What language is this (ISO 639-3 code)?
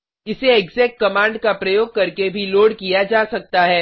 hin